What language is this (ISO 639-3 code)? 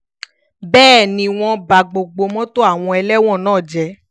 yor